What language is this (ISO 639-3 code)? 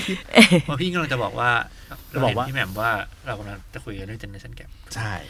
tha